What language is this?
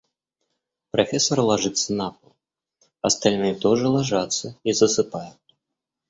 Russian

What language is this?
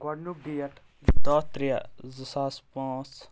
Kashmiri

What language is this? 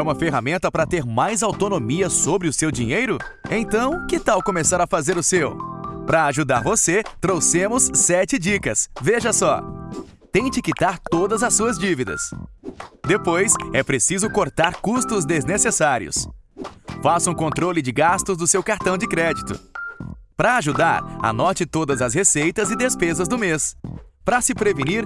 Portuguese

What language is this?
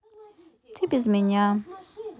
Russian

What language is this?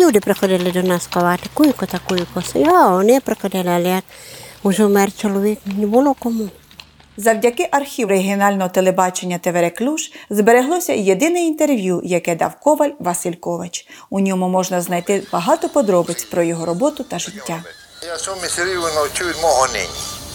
Ukrainian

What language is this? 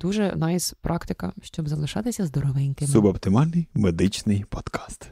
Ukrainian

